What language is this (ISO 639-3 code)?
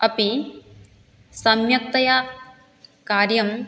san